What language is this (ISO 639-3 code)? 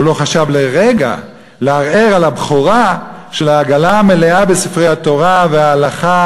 heb